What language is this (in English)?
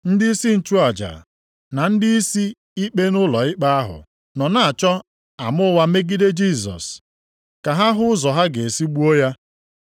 Igbo